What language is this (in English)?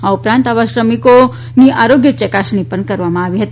Gujarati